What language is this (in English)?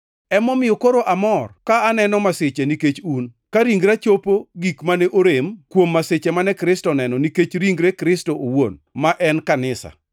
Luo (Kenya and Tanzania)